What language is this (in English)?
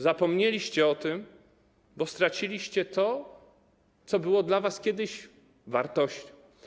Polish